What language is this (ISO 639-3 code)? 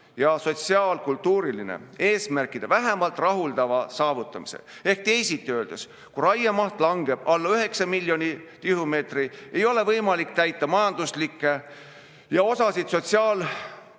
est